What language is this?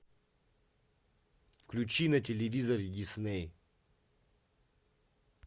Russian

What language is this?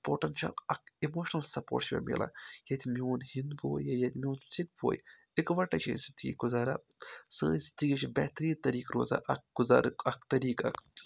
Kashmiri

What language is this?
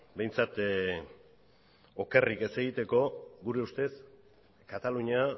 Basque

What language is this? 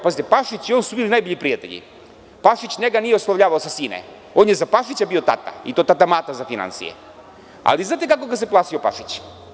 Serbian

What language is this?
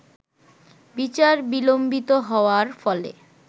Bangla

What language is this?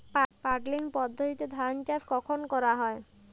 Bangla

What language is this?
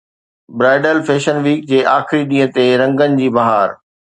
Sindhi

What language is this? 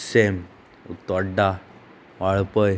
Konkani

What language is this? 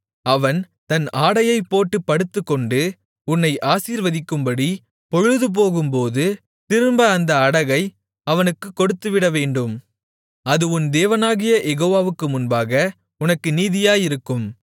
Tamil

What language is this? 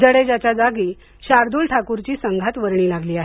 Marathi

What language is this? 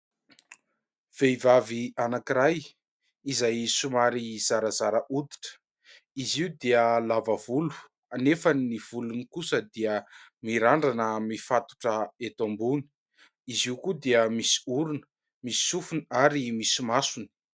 Malagasy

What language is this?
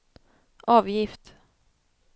Swedish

